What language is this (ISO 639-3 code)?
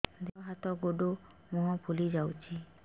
ori